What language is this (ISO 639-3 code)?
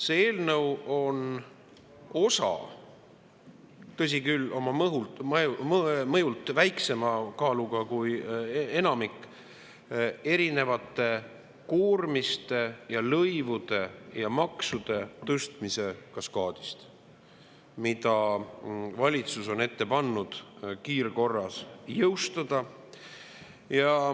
est